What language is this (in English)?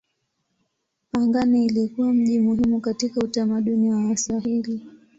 Swahili